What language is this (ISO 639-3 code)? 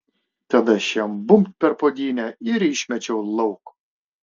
lit